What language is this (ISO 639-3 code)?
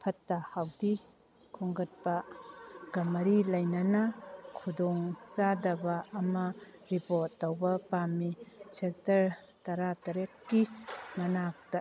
mni